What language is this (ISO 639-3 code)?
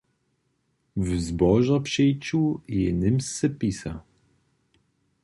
hsb